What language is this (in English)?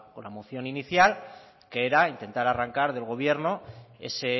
Spanish